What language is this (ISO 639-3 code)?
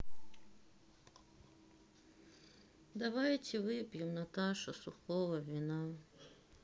rus